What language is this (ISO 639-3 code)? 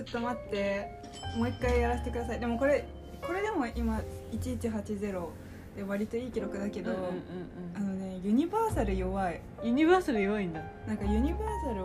jpn